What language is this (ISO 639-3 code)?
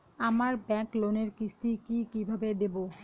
ben